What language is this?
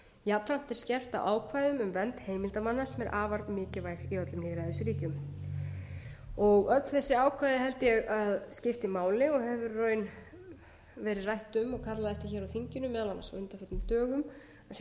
Icelandic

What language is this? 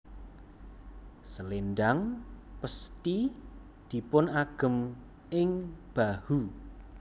Javanese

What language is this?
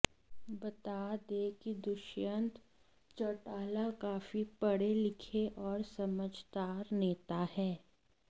Hindi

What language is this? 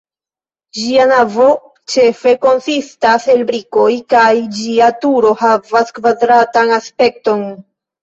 Esperanto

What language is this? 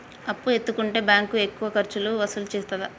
Telugu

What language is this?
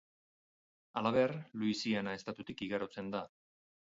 Basque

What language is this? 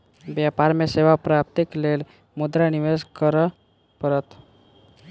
Maithili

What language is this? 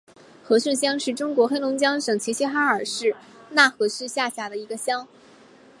Chinese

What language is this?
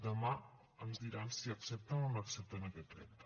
Catalan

